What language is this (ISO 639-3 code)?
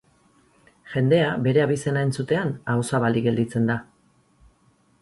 eus